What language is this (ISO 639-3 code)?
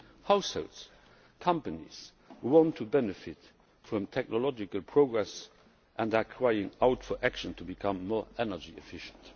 eng